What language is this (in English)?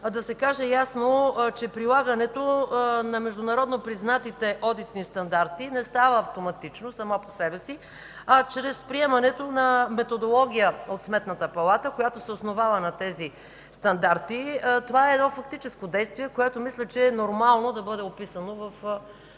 Bulgarian